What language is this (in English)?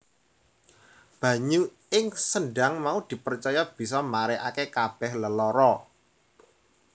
Javanese